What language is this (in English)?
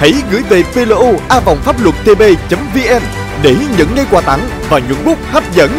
Vietnamese